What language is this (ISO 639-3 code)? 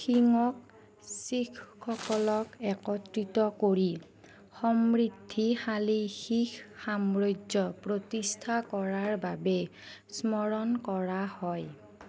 asm